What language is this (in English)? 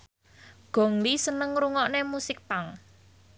Javanese